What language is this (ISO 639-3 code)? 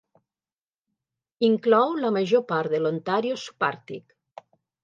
cat